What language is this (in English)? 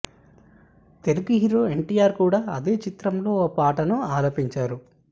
Telugu